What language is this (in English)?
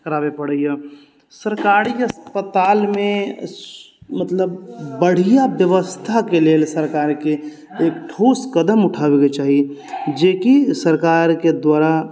Maithili